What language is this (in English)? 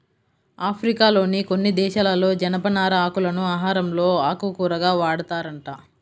Telugu